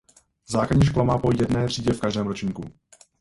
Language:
Czech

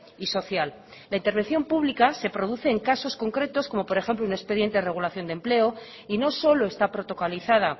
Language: Spanish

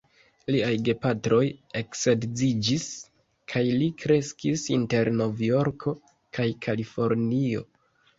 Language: Esperanto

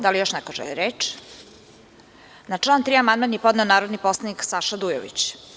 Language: Serbian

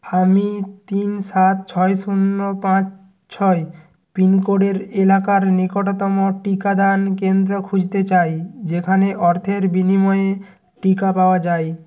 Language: Bangla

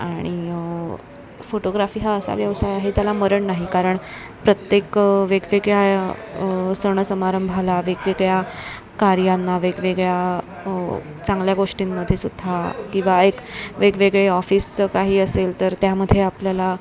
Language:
Marathi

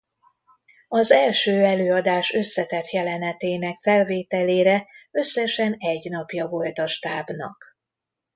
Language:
Hungarian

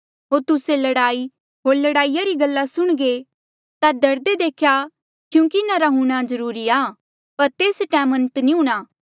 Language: Mandeali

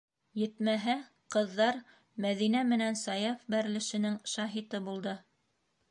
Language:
Bashkir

